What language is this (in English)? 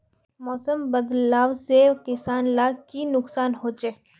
Magahi